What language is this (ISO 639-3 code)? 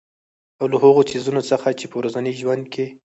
pus